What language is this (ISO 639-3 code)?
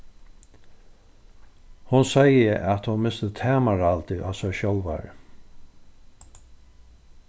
fao